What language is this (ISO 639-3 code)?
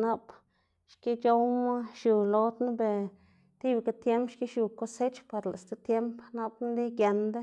ztg